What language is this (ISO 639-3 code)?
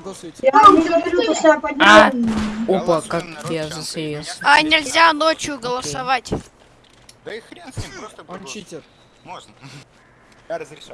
rus